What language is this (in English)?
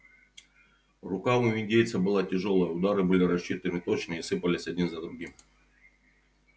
Russian